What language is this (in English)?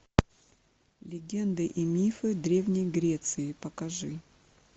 Russian